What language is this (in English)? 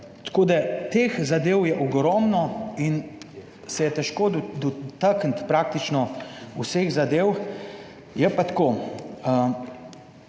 Slovenian